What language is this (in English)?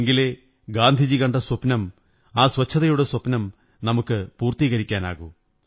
Malayalam